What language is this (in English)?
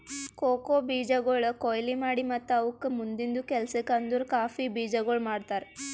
Kannada